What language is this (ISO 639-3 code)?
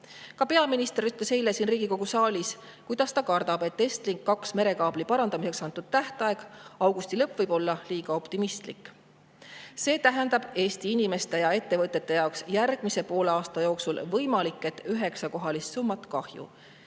est